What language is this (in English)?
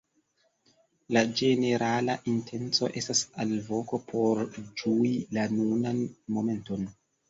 Esperanto